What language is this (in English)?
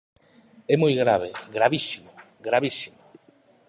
Galician